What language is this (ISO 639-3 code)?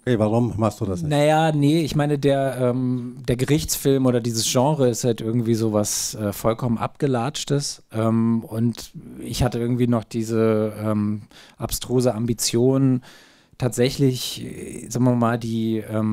deu